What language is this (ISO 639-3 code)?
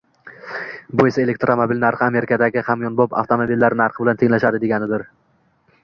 uzb